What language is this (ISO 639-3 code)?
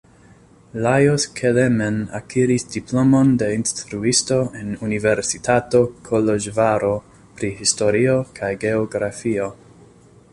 epo